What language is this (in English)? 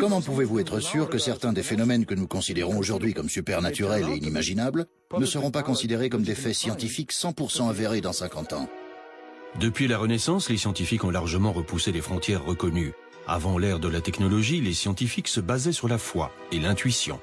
French